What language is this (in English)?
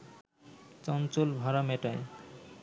Bangla